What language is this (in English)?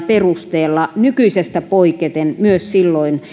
Finnish